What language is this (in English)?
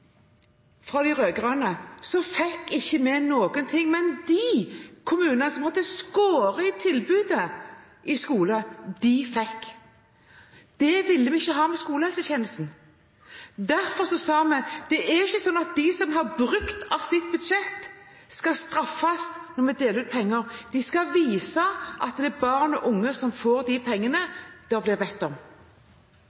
Norwegian Bokmål